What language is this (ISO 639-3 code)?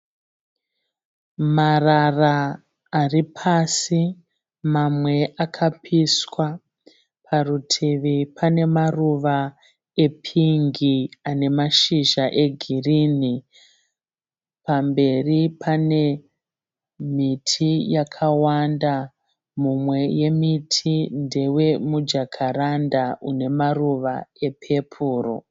sna